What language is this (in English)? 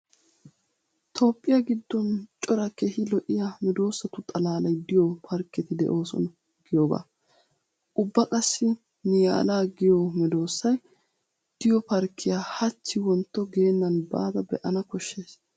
Wolaytta